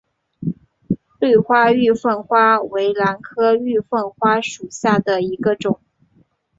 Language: Chinese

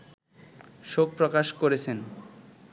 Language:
Bangla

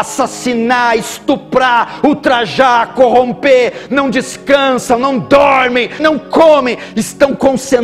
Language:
Portuguese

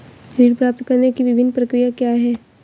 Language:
Hindi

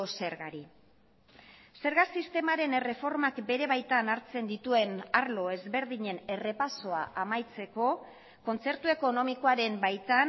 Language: Basque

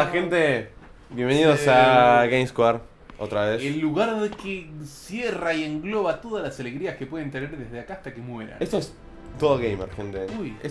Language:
Spanish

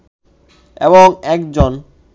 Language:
Bangla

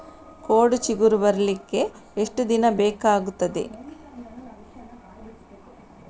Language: Kannada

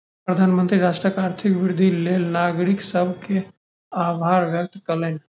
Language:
Maithili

